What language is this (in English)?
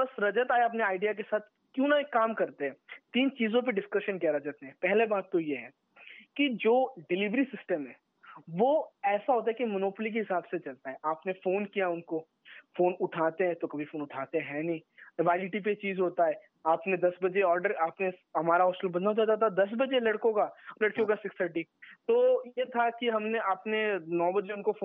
Hindi